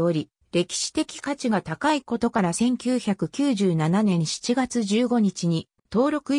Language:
Japanese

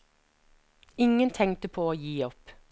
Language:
Norwegian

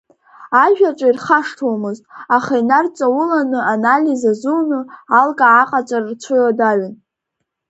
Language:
Abkhazian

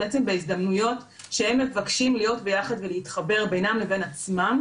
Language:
Hebrew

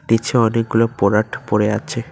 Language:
Bangla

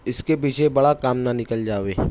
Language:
Urdu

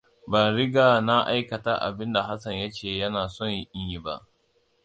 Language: Hausa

